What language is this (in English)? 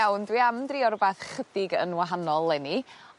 Welsh